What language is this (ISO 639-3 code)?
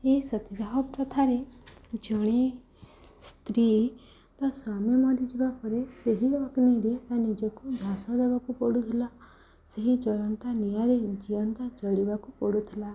ori